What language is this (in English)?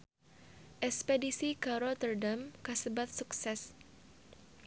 Sundanese